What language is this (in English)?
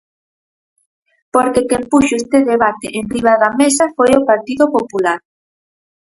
Galician